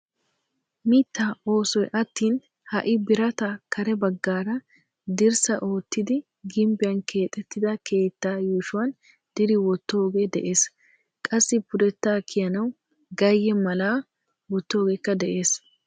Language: Wolaytta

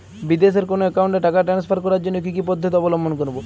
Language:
Bangla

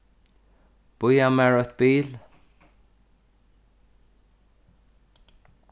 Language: Faroese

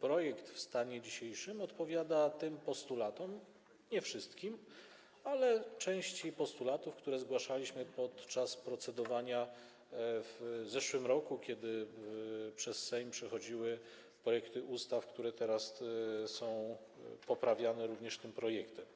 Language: Polish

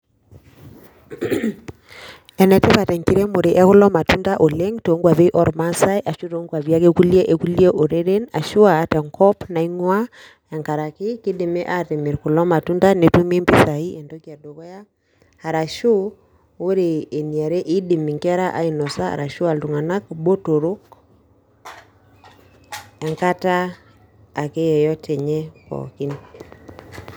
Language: Masai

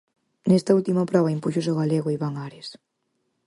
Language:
Galician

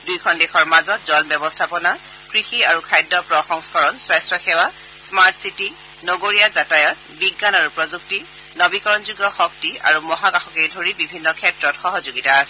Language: Assamese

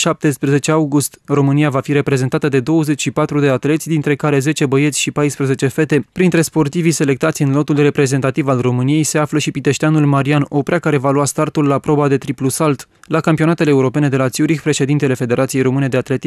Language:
Romanian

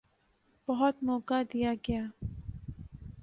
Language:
Urdu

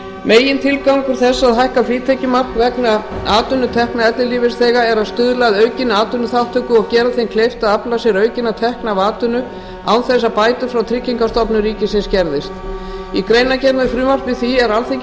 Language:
Icelandic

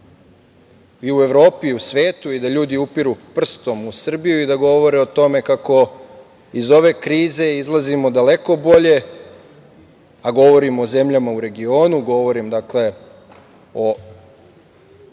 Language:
Serbian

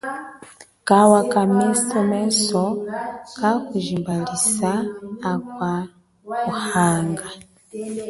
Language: Chokwe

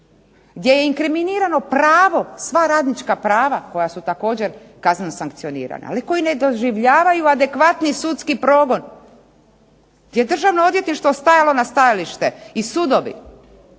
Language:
Croatian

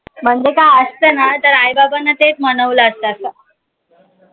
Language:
Marathi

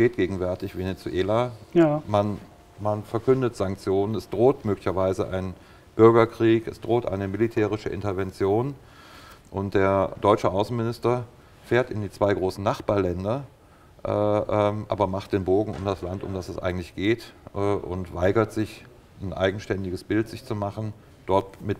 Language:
German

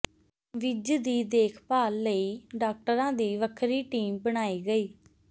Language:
Punjabi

